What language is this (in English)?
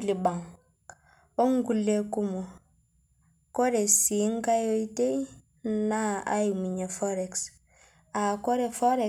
Masai